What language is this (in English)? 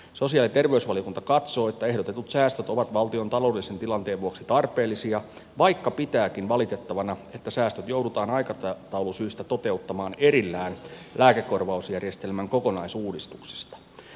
Finnish